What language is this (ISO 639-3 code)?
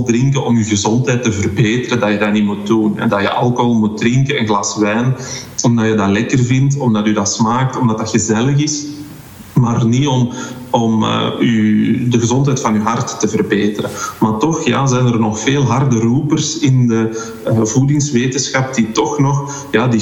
nld